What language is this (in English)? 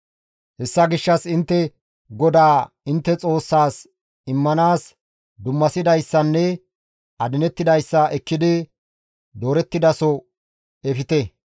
Gamo